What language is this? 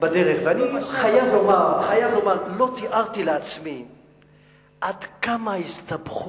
Hebrew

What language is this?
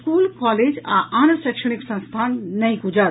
Maithili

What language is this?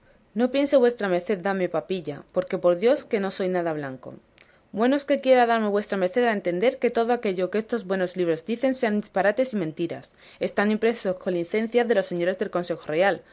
Spanish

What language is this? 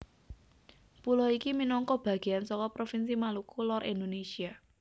Javanese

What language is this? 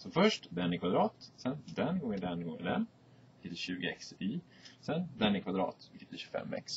Swedish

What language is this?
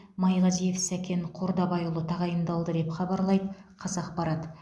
Kazakh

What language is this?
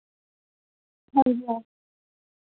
Dogri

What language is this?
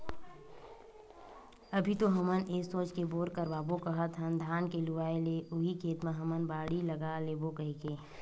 Chhattisgarhi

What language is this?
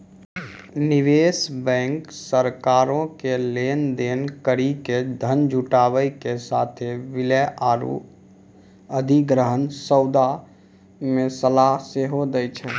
Maithili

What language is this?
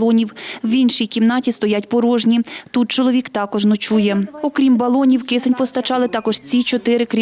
Ukrainian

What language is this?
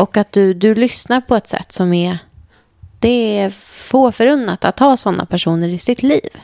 Swedish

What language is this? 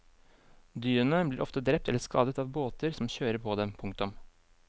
Norwegian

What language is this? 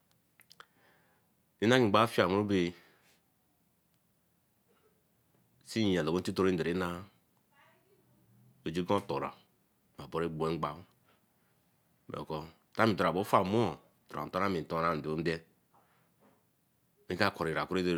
Eleme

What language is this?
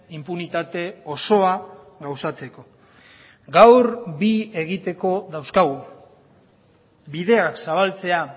Basque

